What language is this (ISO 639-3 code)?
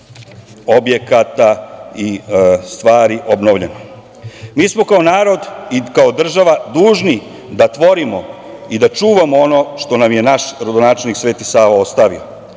srp